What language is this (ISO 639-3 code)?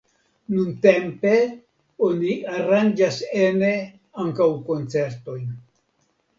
epo